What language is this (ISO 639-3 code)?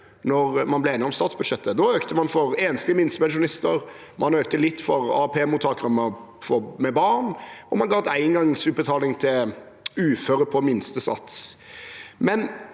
nor